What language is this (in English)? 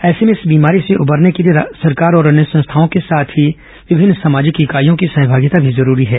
Hindi